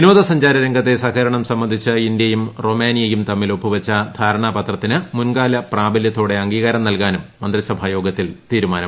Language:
Malayalam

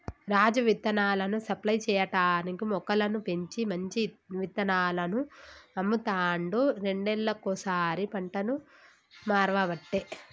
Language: Telugu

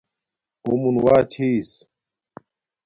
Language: Domaaki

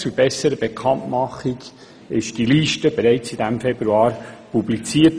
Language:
Swiss German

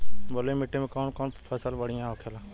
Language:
Bhojpuri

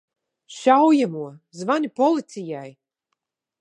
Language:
Latvian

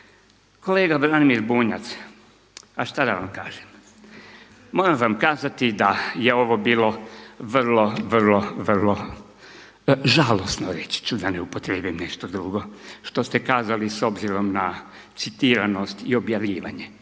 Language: Croatian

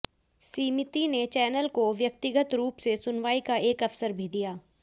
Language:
Hindi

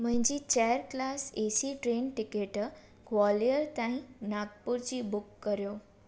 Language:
Sindhi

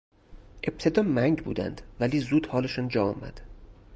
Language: Persian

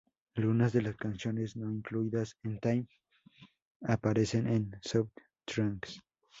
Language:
Spanish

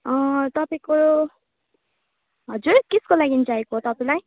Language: Nepali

